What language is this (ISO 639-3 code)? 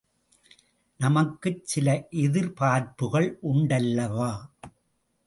tam